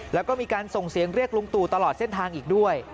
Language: Thai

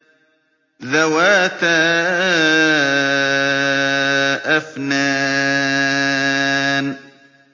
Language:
Arabic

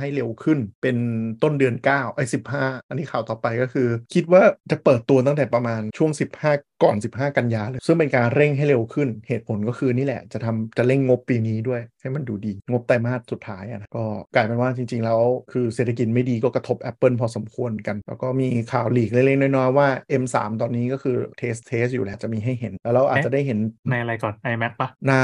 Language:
Thai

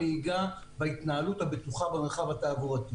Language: Hebrew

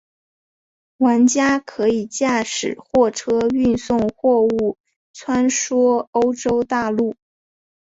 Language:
Chinese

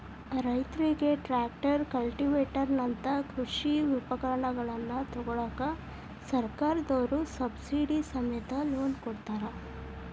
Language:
Kannada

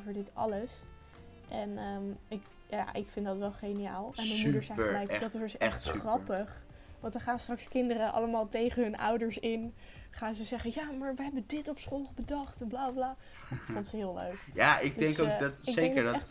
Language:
Dutch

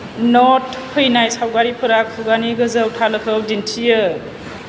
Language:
Bodo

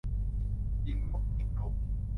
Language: Thai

